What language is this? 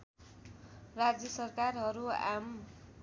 Nepali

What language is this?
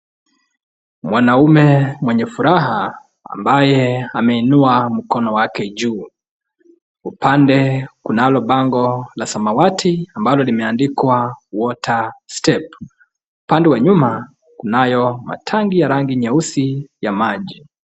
Swahili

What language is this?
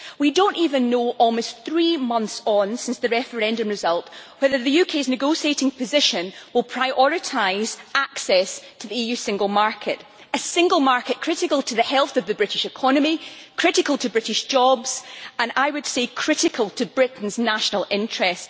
English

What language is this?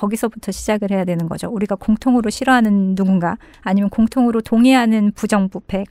Korean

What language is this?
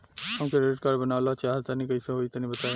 Bhojpuri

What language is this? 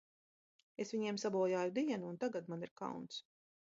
Latvian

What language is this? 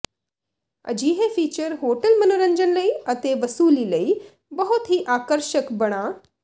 Punjabi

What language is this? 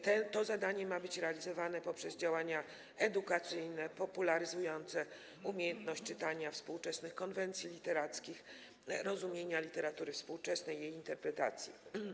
Polish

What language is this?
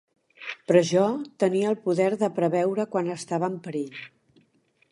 Catalan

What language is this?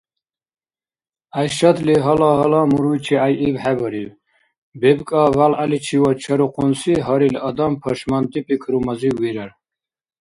Dargwa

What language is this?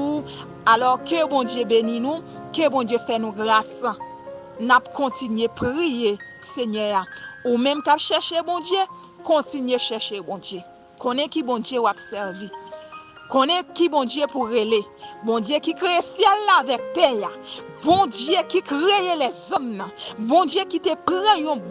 French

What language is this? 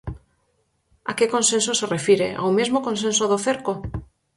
Galician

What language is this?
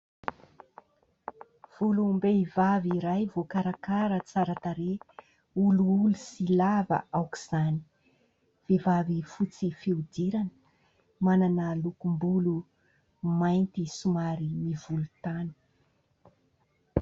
Malagasy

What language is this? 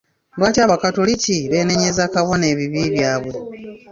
Ganda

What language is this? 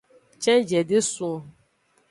Aja (Benin)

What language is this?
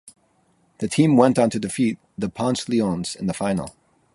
English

